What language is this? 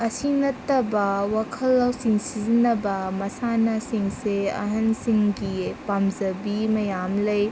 Manipuri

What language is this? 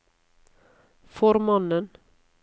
Norwegian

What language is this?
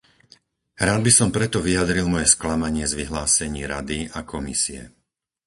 Slovak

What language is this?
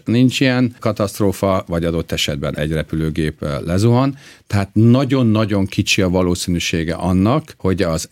Hungarian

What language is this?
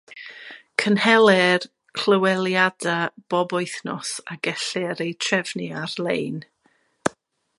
Welsh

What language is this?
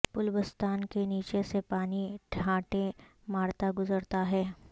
Urdu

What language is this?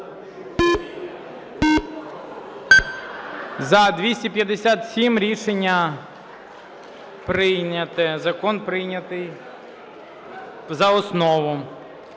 Ukrainian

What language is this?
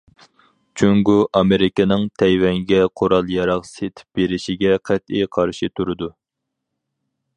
Uyghur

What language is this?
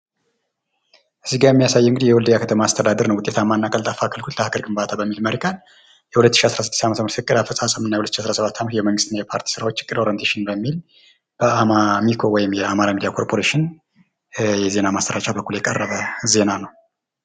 Amharic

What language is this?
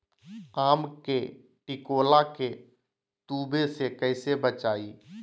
Magahi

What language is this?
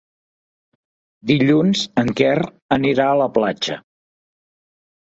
Catalan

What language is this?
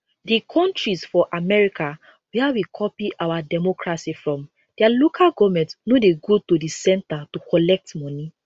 Nigerian Pidgin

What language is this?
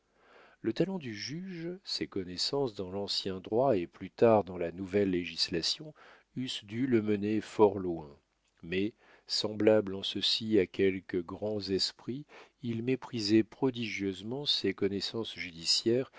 French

